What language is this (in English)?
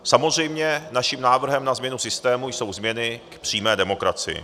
Czech